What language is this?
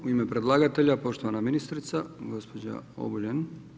Croatian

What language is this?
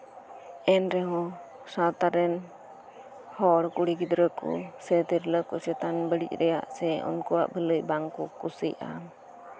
Santali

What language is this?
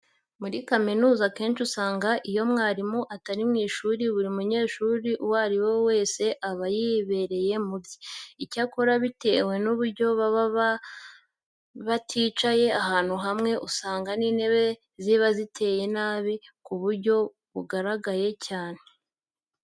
Kinyarwanda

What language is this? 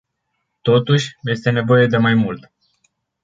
Romanian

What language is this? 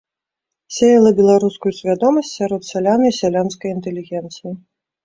Belarusian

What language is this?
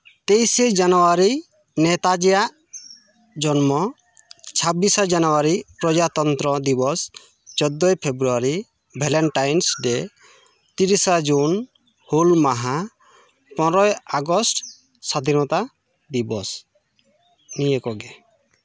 Santali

